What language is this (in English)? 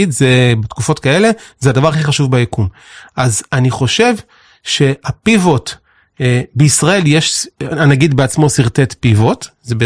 Hebrew